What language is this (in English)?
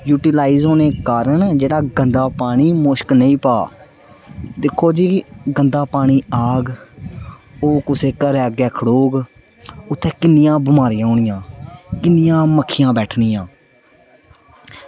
Dogri